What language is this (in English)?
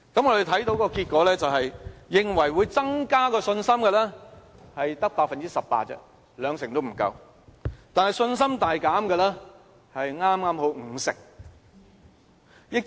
Cantonese